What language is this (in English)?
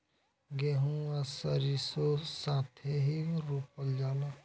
Bhojpuri